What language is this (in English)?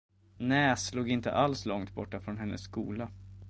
Swedish